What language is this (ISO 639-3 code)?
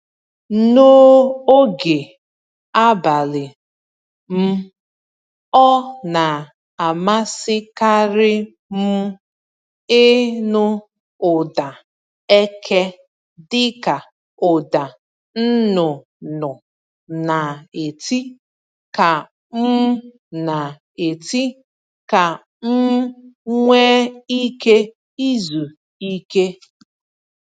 ibo